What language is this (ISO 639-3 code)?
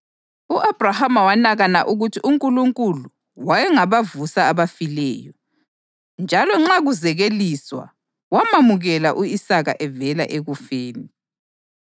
nde